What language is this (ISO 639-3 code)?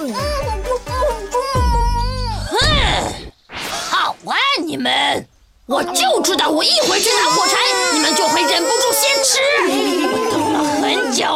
zho